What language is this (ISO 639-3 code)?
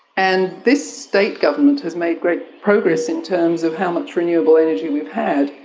eng